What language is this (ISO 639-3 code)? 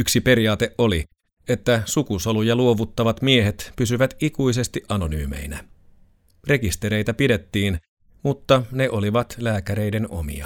fin